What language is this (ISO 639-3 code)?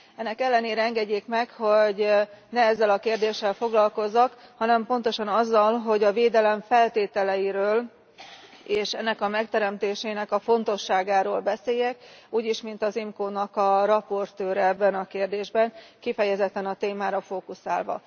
hun